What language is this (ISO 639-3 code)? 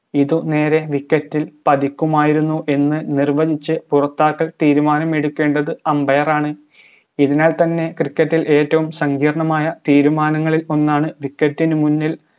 mal